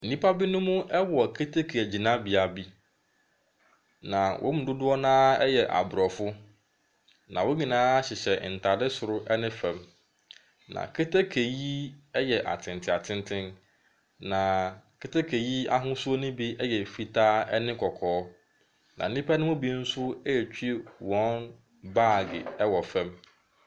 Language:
Akan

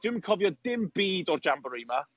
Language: Welsh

